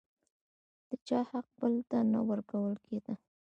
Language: Pashto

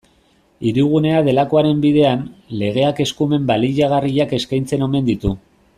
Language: Basque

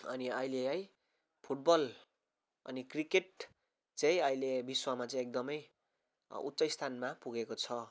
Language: Nepali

